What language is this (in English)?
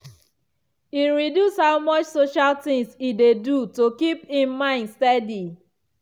Nigerian Pidgin